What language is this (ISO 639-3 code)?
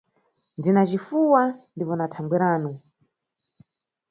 nyu